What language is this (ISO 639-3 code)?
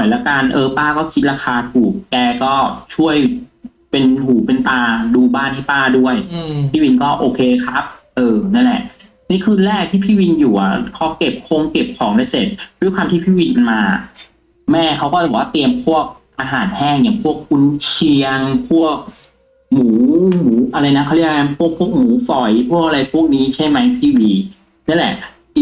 tha